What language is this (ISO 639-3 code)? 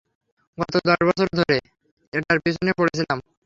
ben